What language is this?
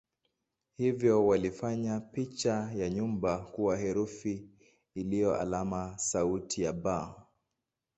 Swahili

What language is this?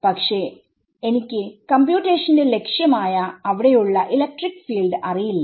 Malayalam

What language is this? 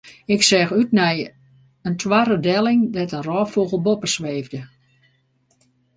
Western Frisian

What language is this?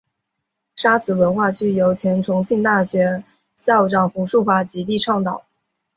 Chinese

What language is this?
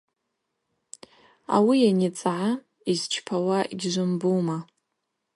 Abaza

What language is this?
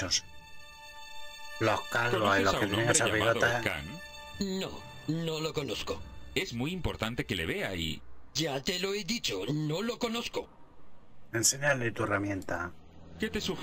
Spanish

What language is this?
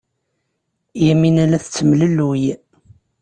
Kabyle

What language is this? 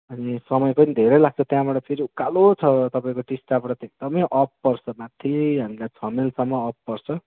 Nepali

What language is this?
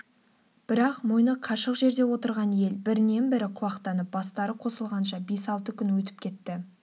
Kazakh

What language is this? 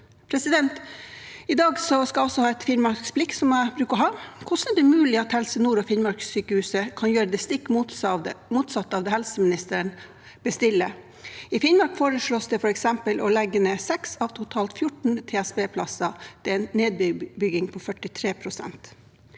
Norwegian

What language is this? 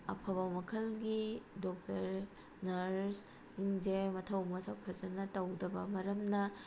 Manipuri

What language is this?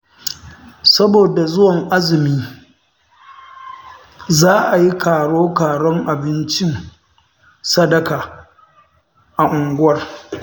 Hausa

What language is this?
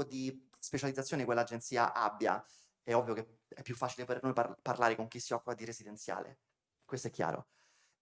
Italian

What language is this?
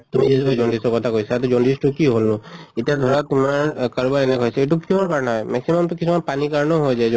Assamese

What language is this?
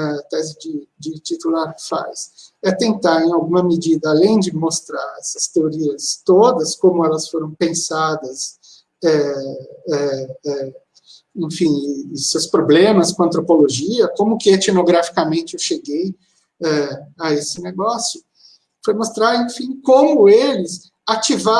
Portuguese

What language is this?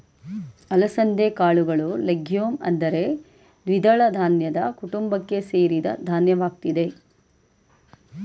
Kannada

